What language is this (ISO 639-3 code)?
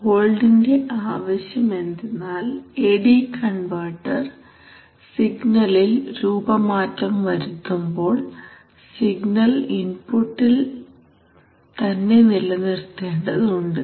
mal